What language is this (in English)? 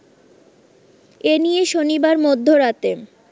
Bangla